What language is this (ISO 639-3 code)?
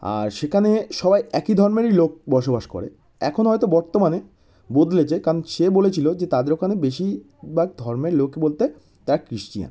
ben